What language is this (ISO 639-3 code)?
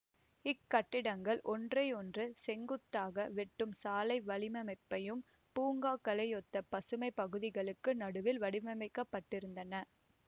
tam